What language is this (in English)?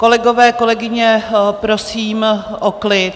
Czech